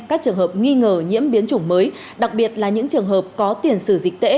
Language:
Vietnamese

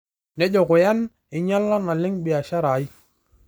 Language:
Masai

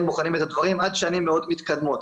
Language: Hebrew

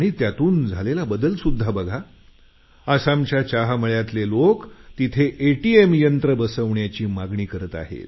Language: Marathi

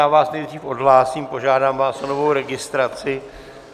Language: Czech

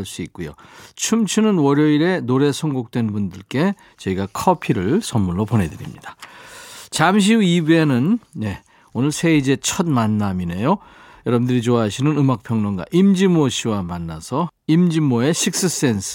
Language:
Korean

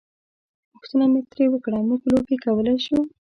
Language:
Pashto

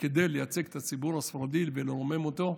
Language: Hebrew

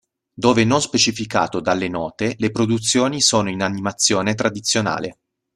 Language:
Italian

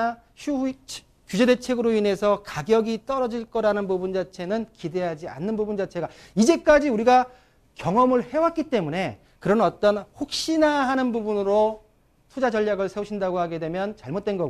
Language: Korean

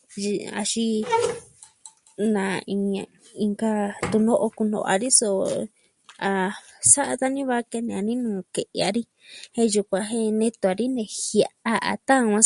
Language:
Southwestern Tlaxiaco Mixtec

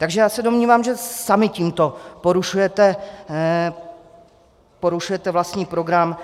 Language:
Czech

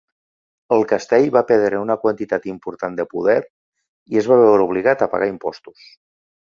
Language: Catalan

